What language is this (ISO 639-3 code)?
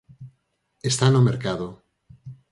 glg